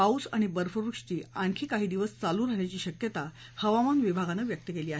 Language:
Marathi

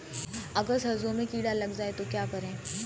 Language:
Hindi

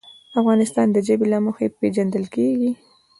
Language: Pashto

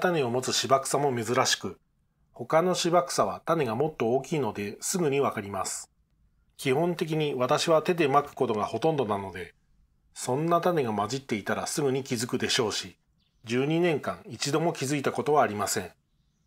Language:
Japanese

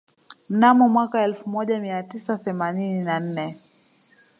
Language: Swahili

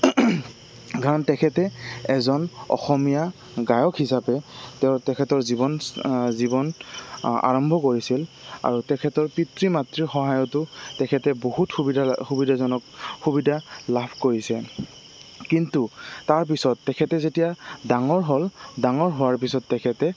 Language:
Assamese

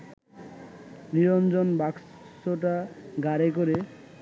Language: Bangla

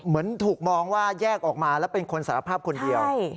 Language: Thai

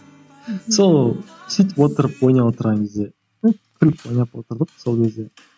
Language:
Kazakh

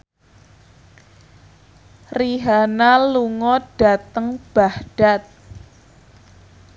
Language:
Javanese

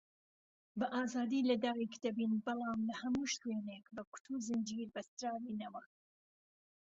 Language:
Central Kurdish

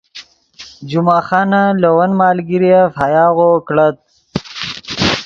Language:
Yidgha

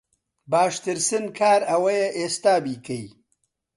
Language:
Central Kurdish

